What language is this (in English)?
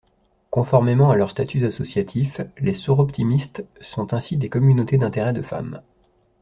French